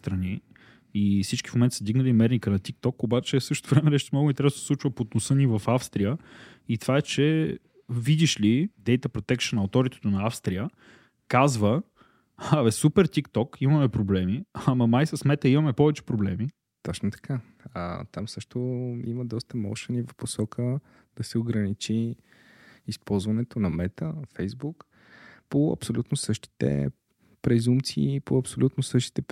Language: Bulgarian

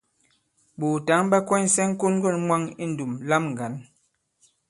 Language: Bankon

